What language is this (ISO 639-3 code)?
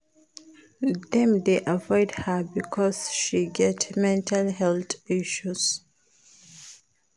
pcm